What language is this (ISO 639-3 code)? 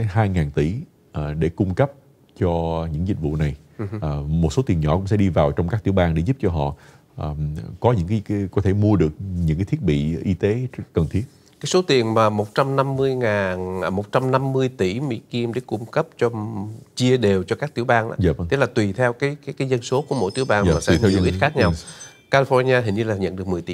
vie